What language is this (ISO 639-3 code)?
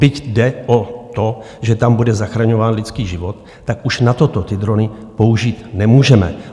ces